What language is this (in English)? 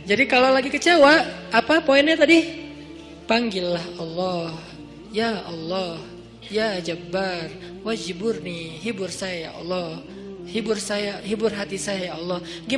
Indonesian